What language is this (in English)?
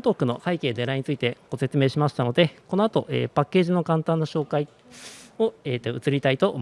Japanese